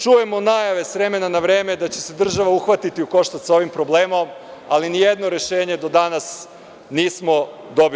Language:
Serbian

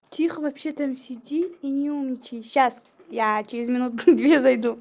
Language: Russian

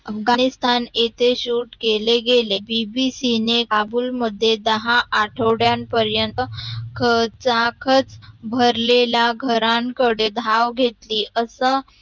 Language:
Marathi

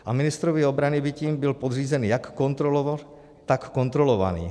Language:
Czech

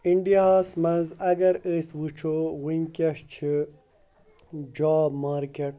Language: Kashmiri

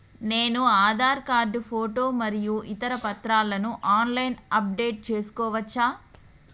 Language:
Telugu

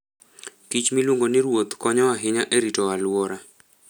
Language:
Luo (Kenya and Tanzania)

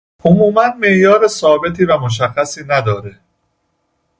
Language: Persian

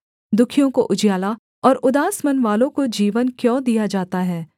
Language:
Hindi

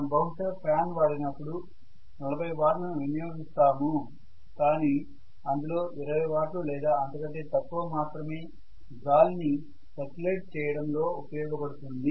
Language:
Telugu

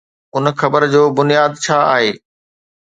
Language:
Sindhi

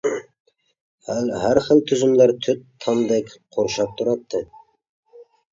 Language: Uyghur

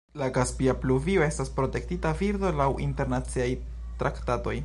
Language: Esperanto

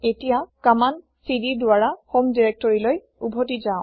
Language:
Assamese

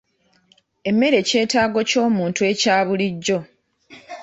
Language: Ganda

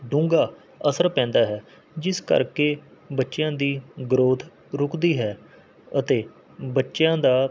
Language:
Punjabi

